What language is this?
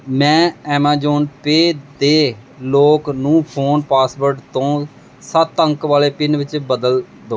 Punjabi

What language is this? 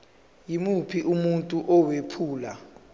Zulu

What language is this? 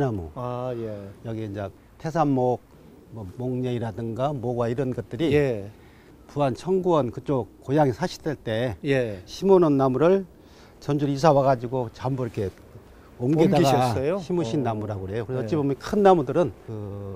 Korean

